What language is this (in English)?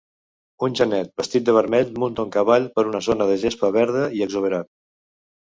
Catalan